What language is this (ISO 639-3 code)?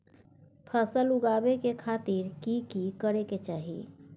mai